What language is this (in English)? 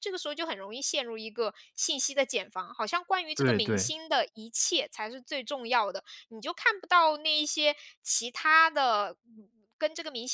Chinese